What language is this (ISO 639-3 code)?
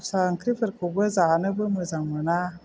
brx